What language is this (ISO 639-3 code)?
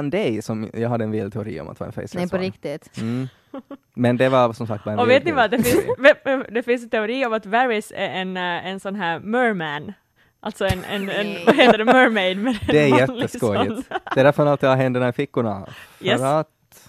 swe